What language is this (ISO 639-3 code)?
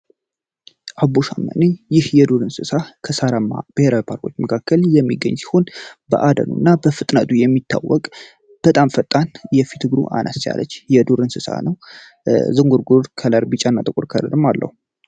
amh